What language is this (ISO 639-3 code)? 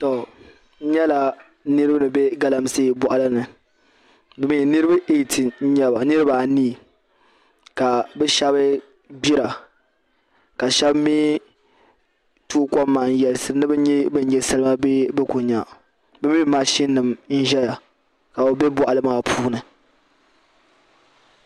dag